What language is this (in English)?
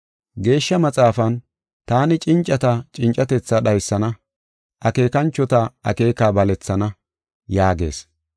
Gofa